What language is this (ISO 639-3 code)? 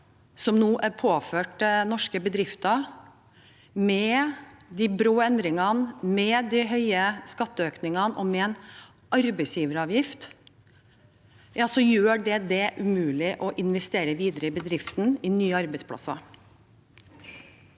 nor